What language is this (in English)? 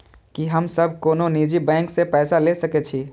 Maithili